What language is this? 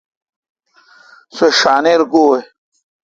Kalkoti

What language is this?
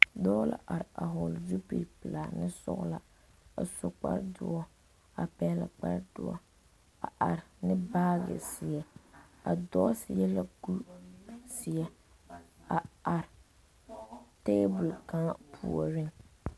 Southern Dagaare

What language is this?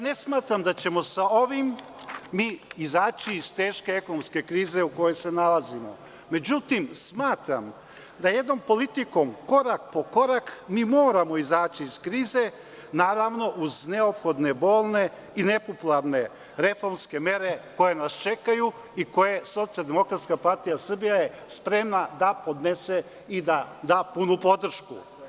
Serbian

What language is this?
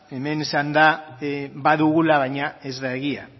Basque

